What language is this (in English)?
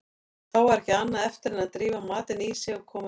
Icelandic